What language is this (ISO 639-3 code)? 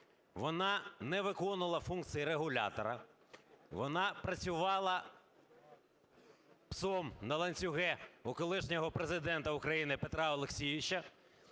ukr